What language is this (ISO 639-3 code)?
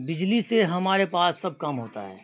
urd